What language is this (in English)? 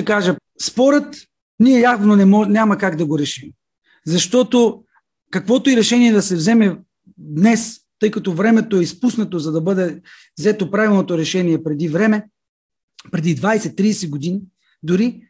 Bulgarian